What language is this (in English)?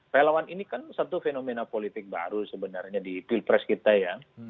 Indonesian